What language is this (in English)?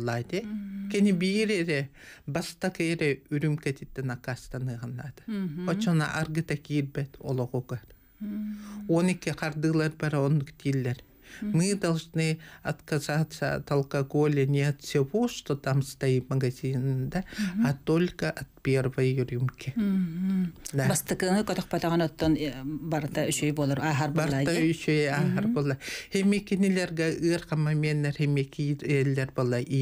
Turkish